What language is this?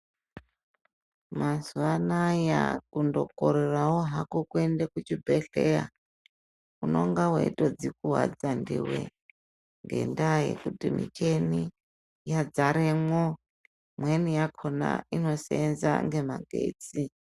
Ndau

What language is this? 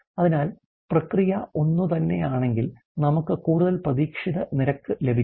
Malayalam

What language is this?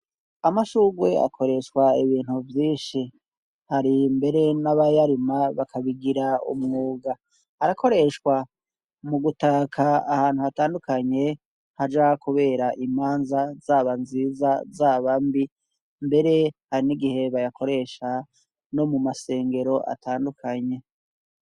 Rundi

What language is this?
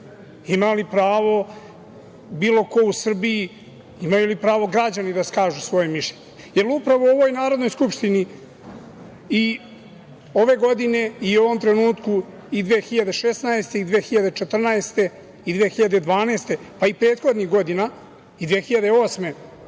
Serbian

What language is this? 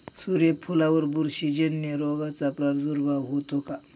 Marathi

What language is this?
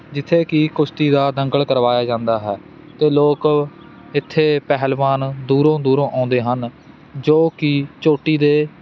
Punjabi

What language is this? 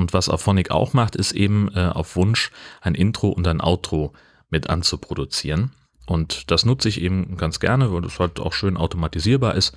German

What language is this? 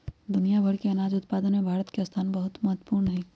Magahi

